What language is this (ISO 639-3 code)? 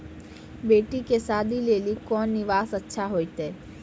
mai